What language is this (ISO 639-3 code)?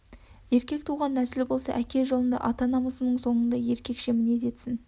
kaz